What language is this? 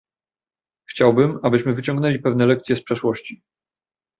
Polish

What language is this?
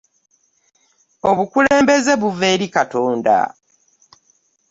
Ganda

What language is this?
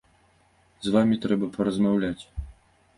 Belarusian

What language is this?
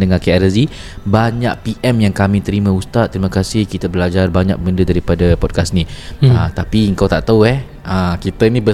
Malay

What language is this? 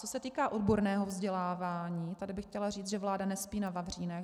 Czech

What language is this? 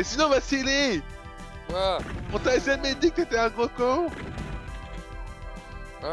French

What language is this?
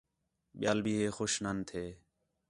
Khetrani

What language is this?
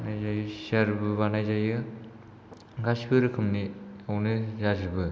Bodo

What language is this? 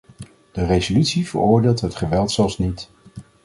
Dutch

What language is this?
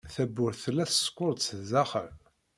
Kabyle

